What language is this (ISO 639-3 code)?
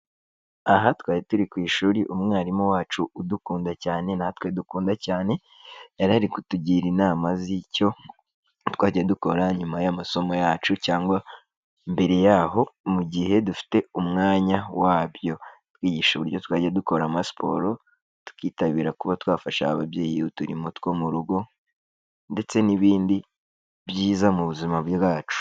kin